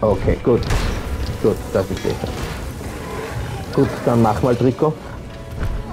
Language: German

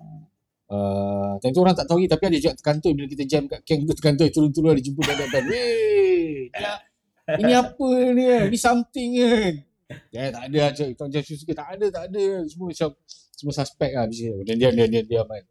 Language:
Malay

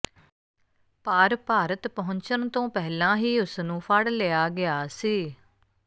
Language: Punjabi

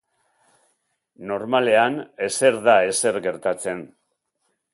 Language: Basque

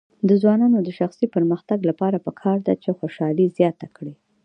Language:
Pashto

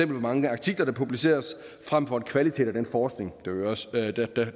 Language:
Danish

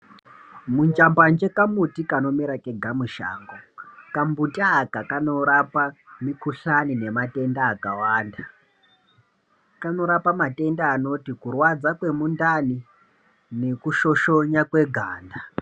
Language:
Ndau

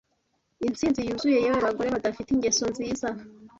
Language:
Kinyarwanda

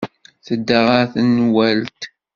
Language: Kabyle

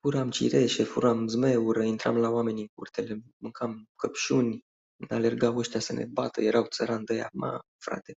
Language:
Romanian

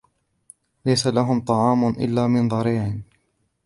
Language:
Arabic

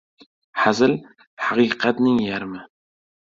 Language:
Uzbek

